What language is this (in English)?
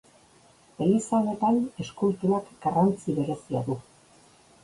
Basque